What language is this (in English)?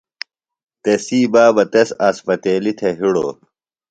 Phalura